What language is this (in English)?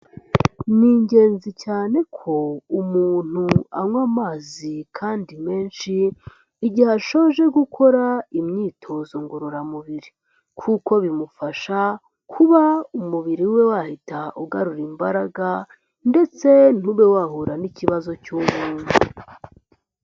Kinyarwanda